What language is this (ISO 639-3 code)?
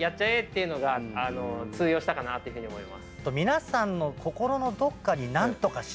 jpn